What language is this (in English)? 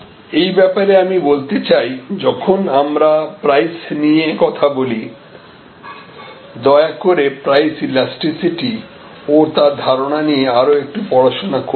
Bangla